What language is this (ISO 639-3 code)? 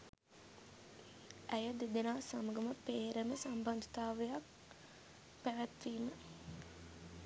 sin